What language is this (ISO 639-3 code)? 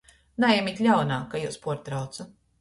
ltg